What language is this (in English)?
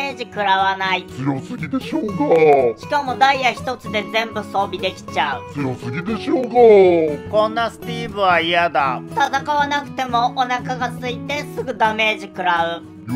Japanese